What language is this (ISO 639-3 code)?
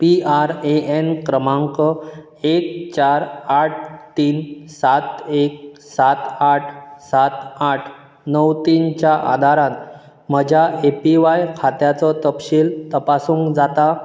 kok